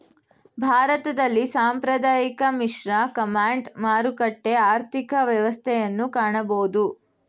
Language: Kannada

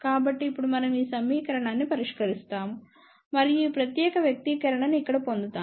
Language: Telugu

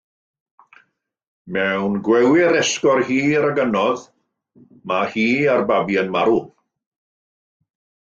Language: Welsh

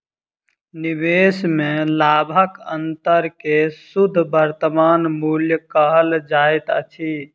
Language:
Maithili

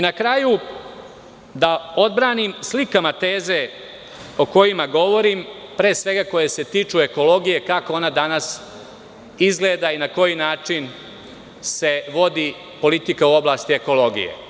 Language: Serbian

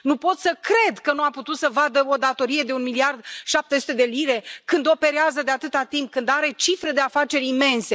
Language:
Romanian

